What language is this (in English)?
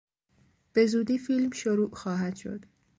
Persian